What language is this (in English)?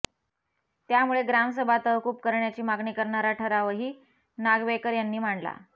Marathi